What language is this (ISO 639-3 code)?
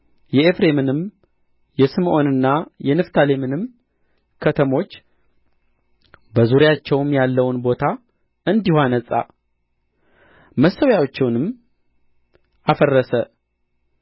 amh